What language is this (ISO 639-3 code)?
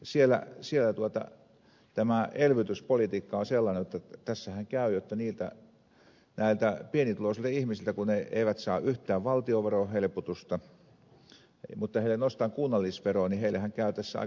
fin